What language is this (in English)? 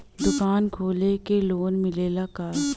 Bhojpuri